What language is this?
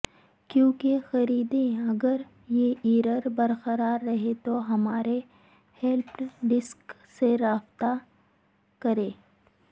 Urdu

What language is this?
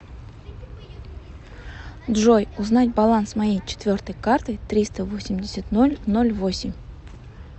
Russian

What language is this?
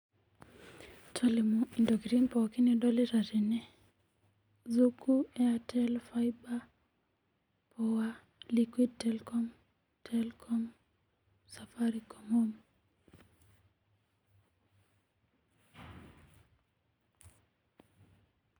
Masai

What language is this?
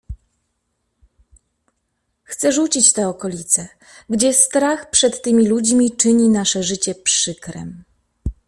Polish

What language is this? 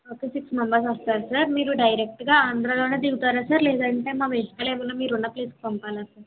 Telugu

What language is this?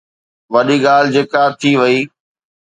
Sindhi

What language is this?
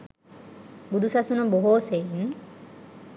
Sinhala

